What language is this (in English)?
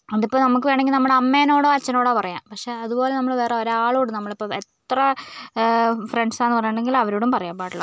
Malayalam